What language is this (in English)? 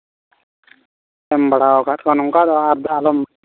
Santali